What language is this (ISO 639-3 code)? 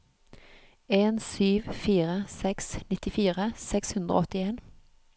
nor